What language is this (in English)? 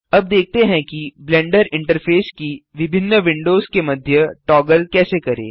Hindi